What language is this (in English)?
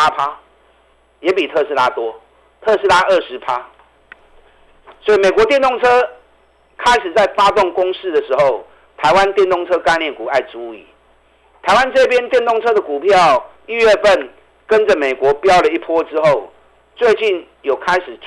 Chinese